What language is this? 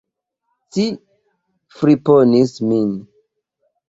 Esperanto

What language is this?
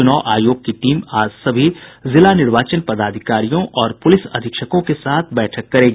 Hindi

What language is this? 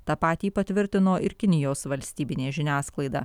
Lithuanian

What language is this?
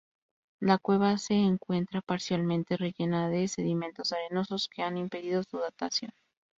Spanish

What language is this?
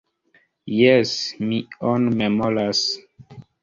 Esperanto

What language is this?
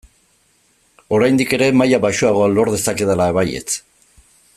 Basque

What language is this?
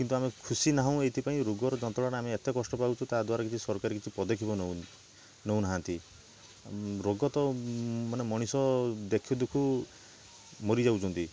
Odia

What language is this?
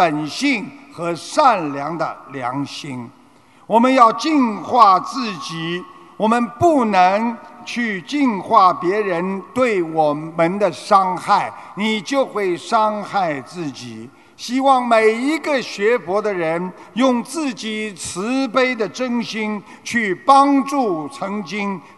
Chinese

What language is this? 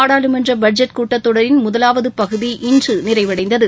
Tamil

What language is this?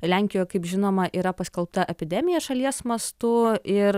Lithuanian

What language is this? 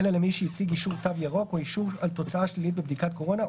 Hebrew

